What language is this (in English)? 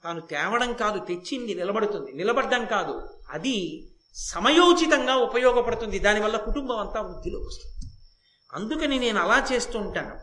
Telugu